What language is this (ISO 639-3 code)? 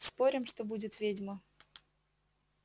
rus